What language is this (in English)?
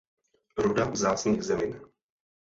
Czech